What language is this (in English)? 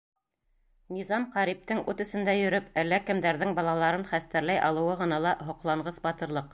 Bashkir